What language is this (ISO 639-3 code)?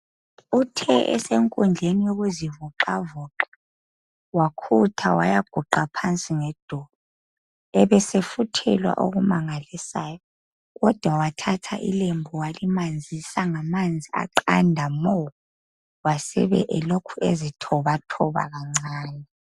nde